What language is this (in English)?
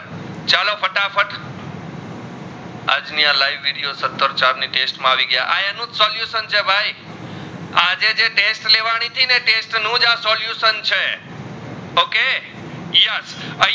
Gujarati